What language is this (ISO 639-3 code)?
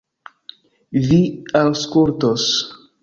epo